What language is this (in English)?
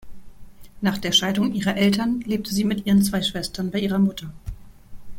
German